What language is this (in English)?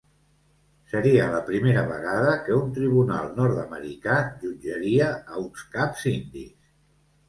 Catalan